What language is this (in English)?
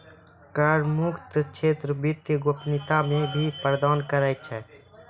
Maithili